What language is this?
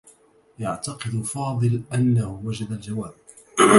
Arabic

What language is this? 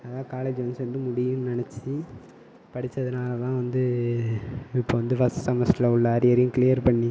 Tamil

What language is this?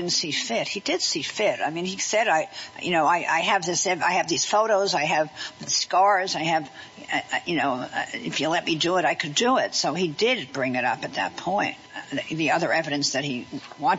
English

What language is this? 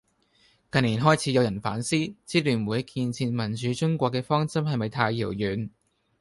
Cantonese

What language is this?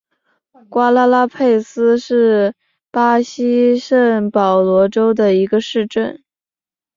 Chinese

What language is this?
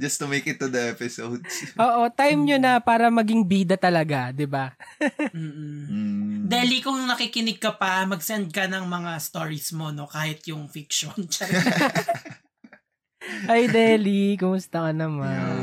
Filipino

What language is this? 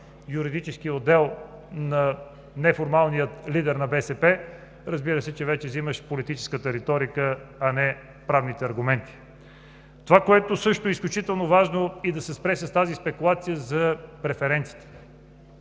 Bulgarian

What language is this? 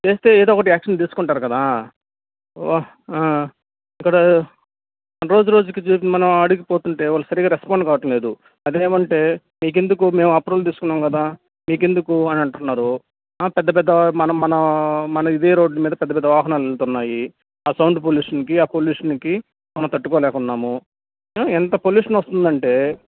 Telugu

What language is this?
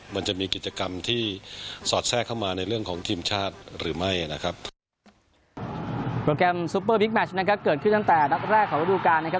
Thai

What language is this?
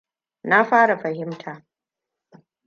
Hausa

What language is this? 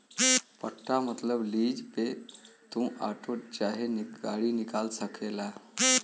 Bhojpuri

